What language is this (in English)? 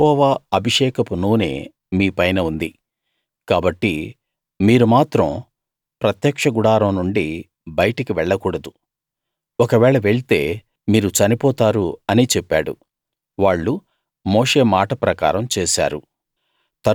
Telugu